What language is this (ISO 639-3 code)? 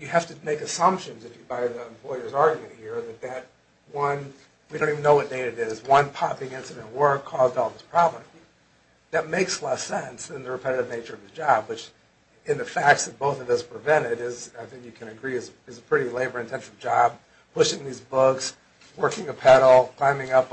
eng